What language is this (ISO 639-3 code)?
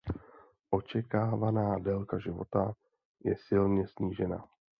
ces